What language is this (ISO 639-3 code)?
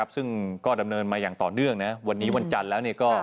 tha